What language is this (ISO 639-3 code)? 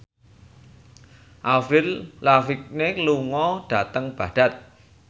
jav